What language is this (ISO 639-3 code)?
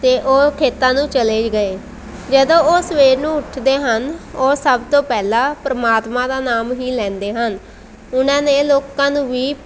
pan